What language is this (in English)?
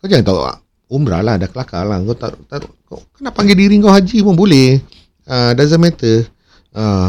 Malay